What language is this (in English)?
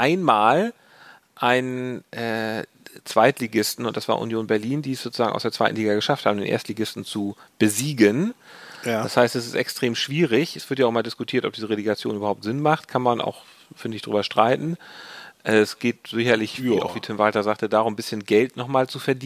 German